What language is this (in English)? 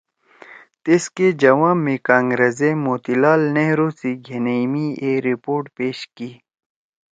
Torwali